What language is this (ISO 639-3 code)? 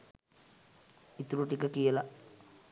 sin